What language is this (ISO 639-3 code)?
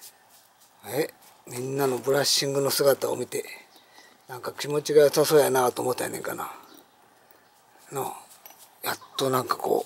jpn